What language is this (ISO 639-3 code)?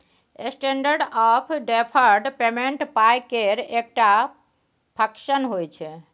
mai